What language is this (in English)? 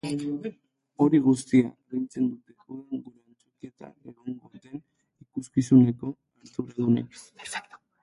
Basque